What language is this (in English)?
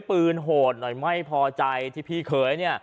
Thai